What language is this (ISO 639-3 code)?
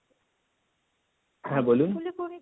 ben